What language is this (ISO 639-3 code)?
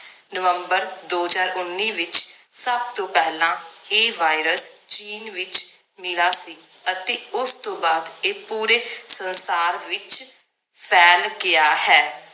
pan